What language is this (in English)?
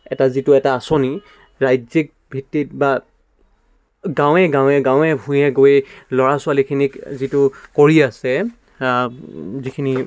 Assamese